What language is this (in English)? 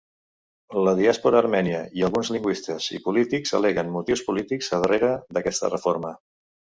Catalan